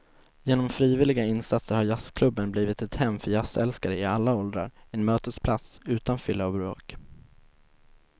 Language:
Swedish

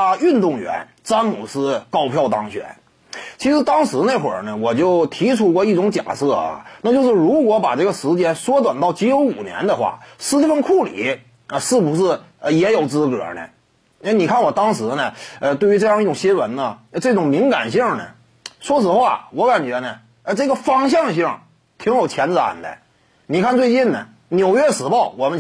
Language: Chinese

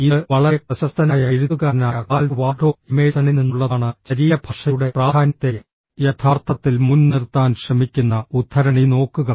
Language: Malayalam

